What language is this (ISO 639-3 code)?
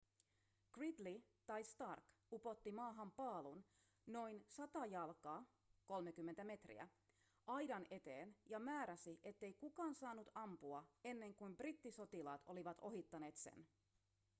fin